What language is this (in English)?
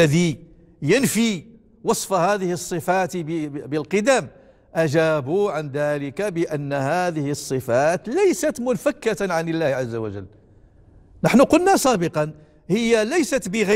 Arabic